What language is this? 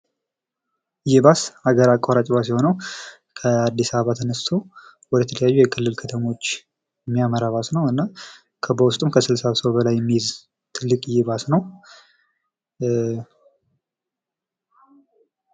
Amharic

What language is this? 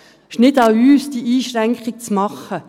Swiss German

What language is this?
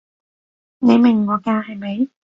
Cantonese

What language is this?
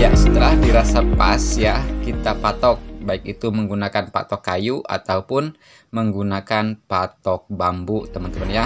Indonesian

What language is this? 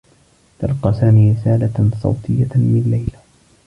Arabic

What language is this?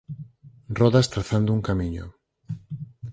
Galician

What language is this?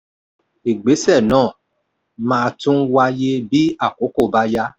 Yoruba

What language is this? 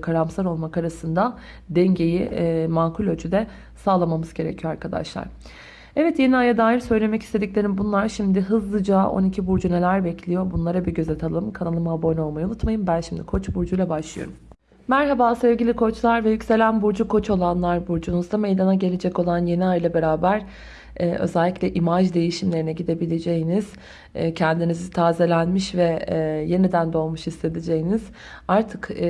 Turkish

